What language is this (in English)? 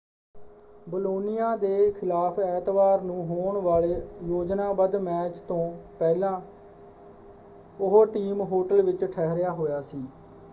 Punjabi